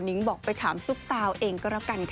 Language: Thai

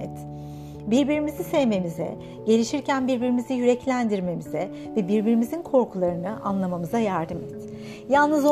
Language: Turkish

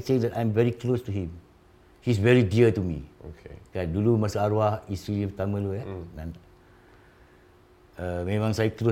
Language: Malay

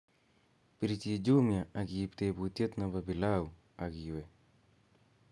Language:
Kalenjin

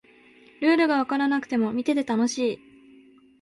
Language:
Japanese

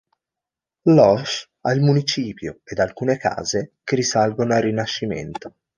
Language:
Italian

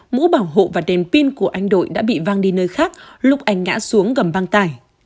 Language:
Vietnamese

